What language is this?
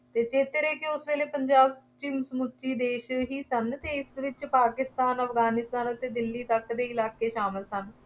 Punjabi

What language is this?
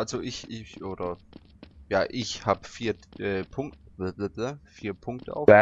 German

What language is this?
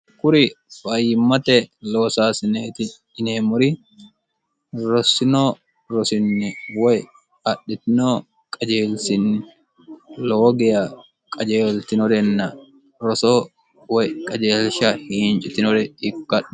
Sidamo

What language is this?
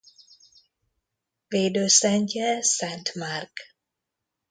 Hungarian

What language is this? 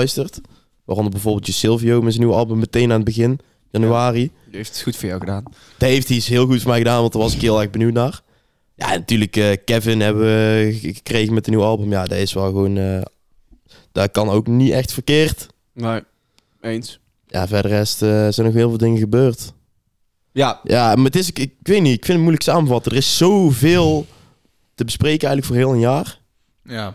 Dutch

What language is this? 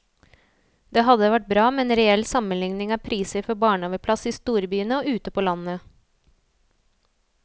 Norwegian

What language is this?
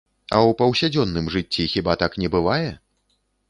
Belarusian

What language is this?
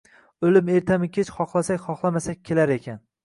Uzbek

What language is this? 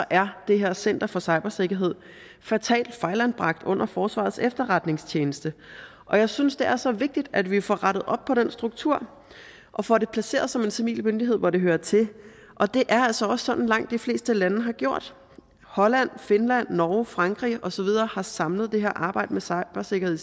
Danish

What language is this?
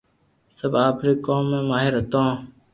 Loarki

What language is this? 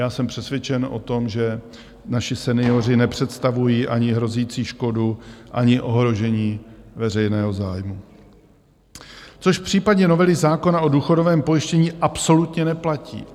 Czech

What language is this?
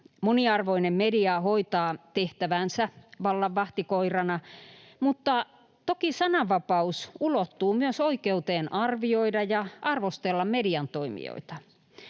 Finnish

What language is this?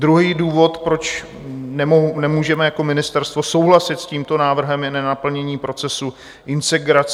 Czech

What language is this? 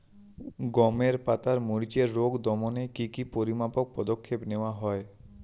Bangla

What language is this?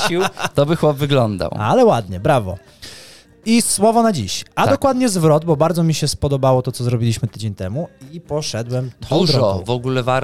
Polish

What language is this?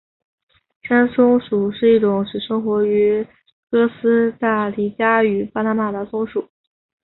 Chinese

